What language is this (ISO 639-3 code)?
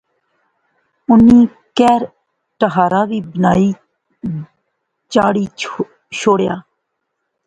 phr